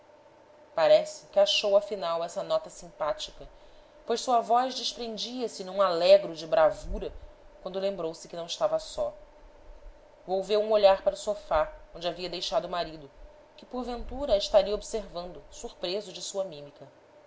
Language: Portuguese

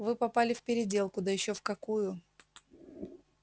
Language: Russian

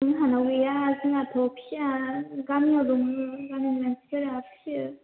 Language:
Bodo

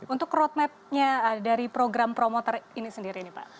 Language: Indonesian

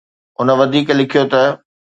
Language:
Sindhi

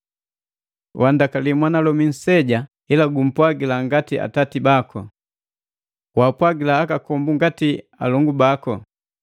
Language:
Matengo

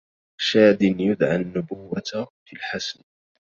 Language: Arabic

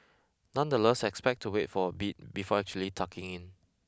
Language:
English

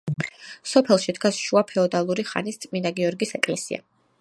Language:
Georgian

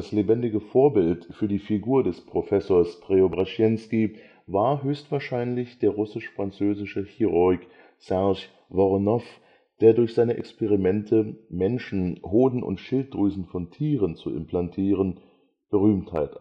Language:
German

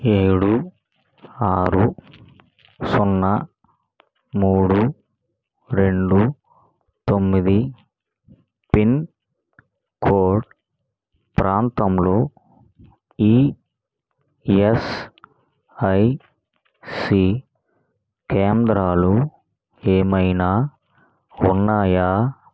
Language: Telugu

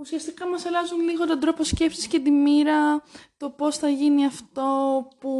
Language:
Greek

